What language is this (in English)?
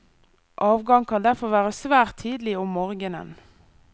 Norwegian